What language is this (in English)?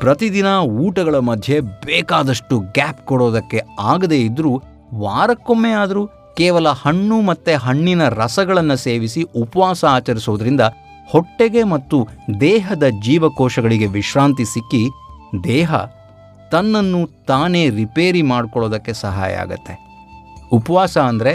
Kannada